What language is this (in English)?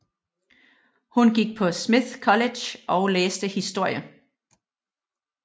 Danish